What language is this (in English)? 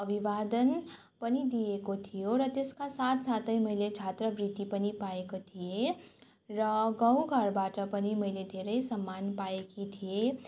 Nepali